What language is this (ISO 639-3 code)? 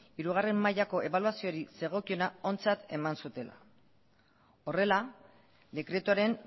eus